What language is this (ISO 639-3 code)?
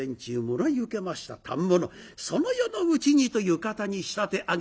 jpn